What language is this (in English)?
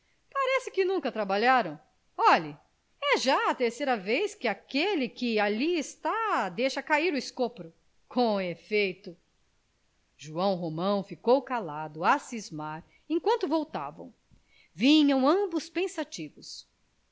Portuguese